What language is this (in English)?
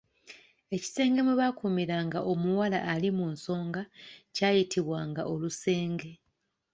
Ganda